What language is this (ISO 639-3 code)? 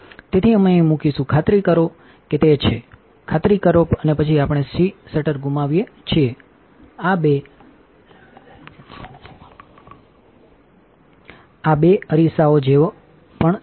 guj